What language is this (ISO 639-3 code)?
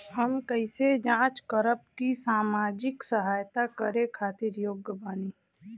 bho